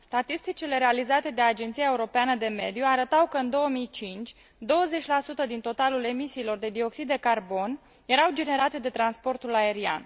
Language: Romanian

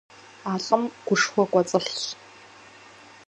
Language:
Kabardian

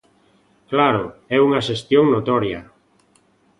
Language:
Galician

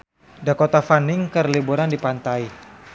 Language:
Sundanese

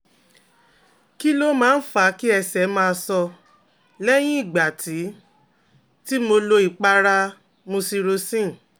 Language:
Yoruba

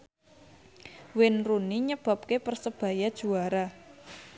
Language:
Javanese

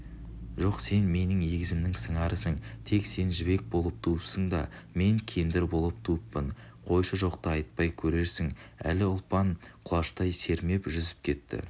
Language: Kazakh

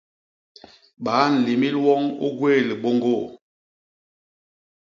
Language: Basaa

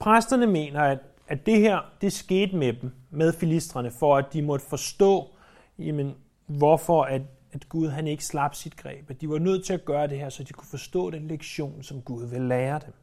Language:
Danish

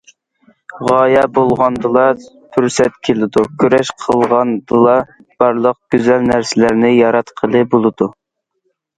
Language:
Uyghur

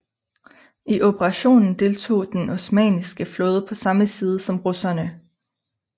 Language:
Danish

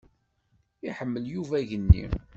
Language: Kabyle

